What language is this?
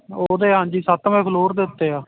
Punjabi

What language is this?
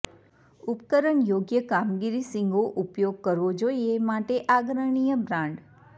Gujarati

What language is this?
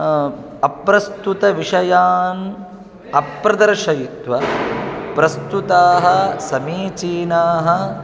Sanskrit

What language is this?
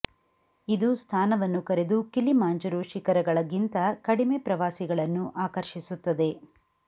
Kannada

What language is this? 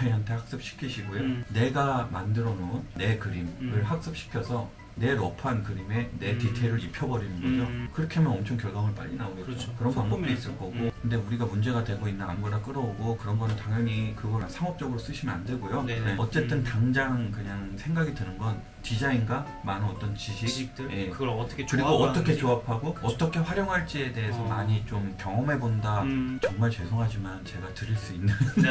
Korean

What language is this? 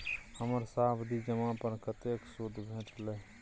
Maithili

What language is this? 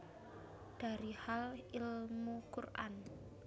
Javanese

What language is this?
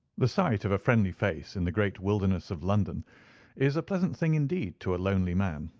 English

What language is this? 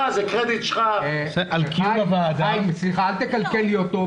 Hebrew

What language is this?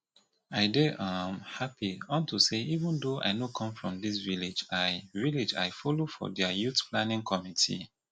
Nigerian Pidgin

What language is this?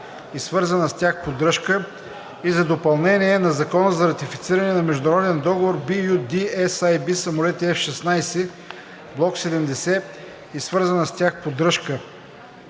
Bulgarian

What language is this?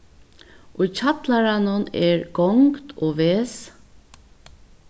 Faroese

